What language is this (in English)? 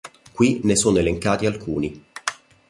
Italian